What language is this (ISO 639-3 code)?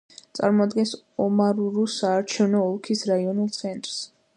kat